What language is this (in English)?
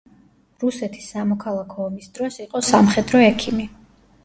Georgian